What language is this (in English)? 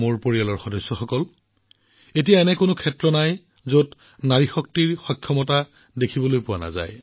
Assamese